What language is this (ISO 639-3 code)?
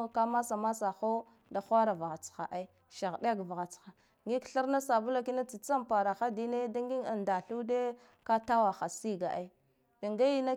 gdf